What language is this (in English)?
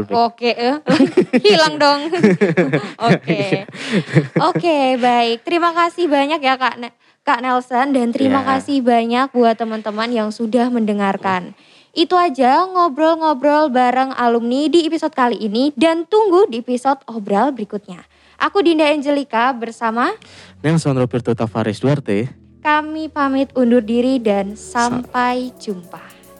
Indonesian